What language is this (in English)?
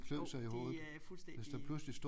Danish